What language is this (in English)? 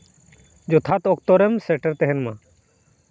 Santali